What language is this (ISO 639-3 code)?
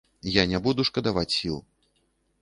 bel